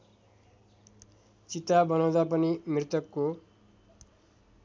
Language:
Nepali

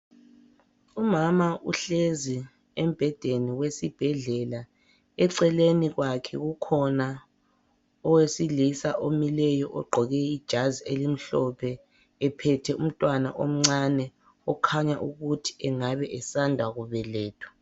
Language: North Ndebele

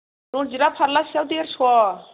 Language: Bodo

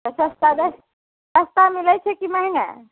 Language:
Maithili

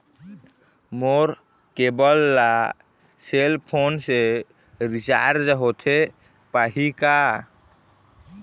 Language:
Chhattisgarhi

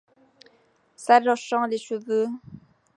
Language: French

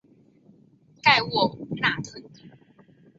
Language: Chinese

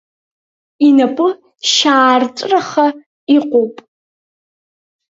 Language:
Abkhazian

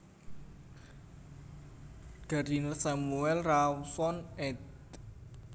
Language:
Javanese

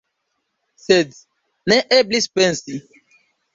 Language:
Esperanto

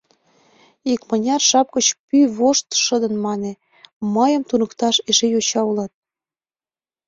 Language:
Mari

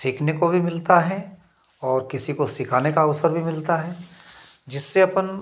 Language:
Hindi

